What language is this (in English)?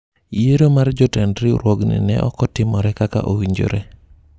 Luo (Kenya and Tanzania)